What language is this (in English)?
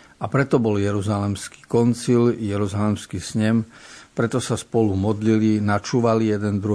Slovak